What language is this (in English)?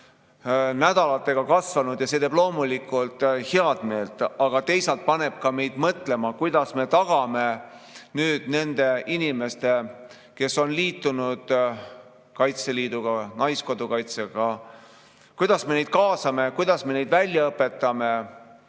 Estonian